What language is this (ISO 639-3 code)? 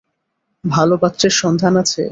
ben